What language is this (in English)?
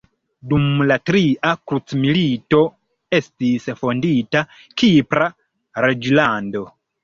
Esperanto